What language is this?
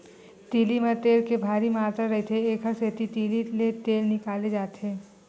Chhattisgarhi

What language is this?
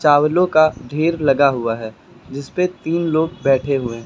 Hindi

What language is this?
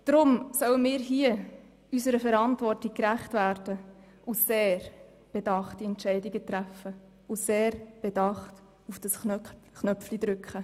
Swiss German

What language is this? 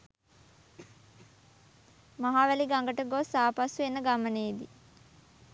Sinhala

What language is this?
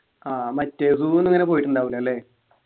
Malayalam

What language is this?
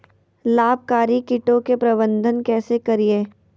Magahi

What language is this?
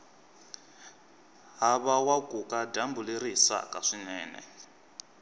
Tsonga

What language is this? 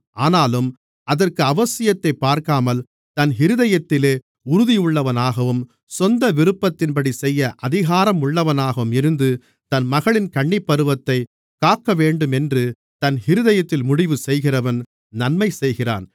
Tamil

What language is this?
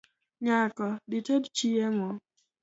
Luo (Kenya and Tanzania)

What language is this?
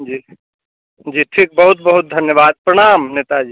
Maithili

